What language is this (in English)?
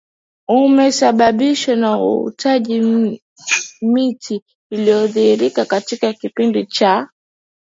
Swahili